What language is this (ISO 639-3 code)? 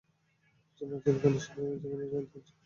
ben